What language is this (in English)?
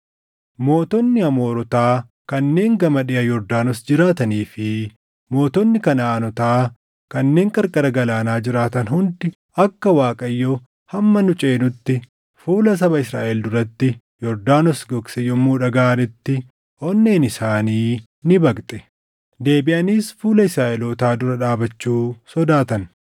Oromo